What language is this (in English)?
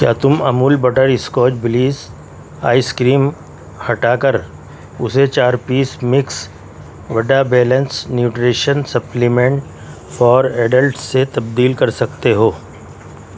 Urdu